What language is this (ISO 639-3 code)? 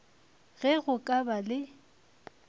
nso